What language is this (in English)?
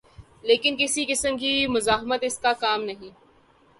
Urdu